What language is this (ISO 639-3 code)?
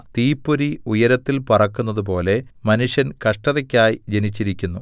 mal